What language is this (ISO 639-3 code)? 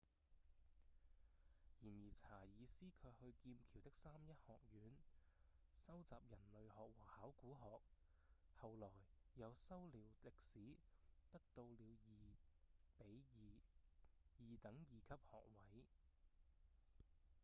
yue